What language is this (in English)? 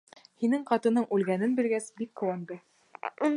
Bashkir